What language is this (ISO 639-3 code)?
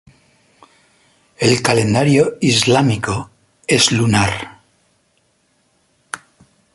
spa